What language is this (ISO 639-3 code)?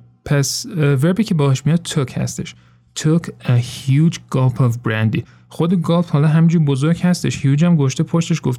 fas